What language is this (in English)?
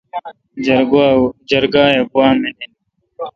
Kalkoti